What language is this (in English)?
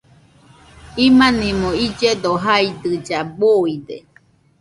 Nüpode Huitoto